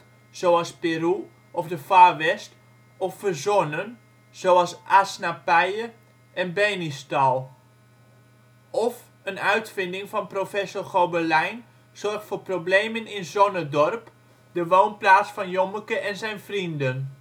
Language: Dutch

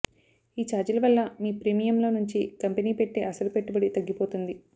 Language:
Telugu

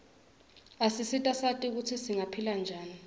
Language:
Swati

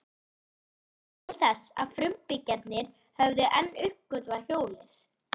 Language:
Icelandic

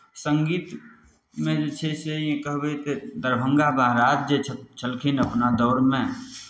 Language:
Maithili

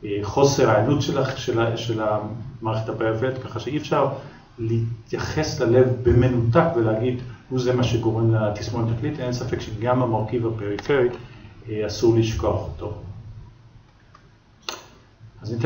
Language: Hebrew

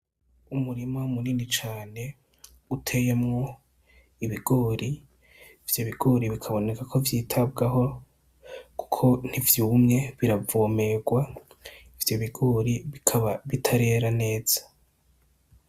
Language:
Rundi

